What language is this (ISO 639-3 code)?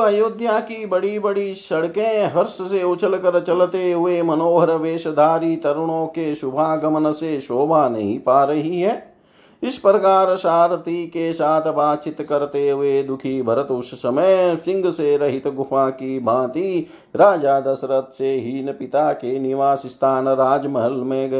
hin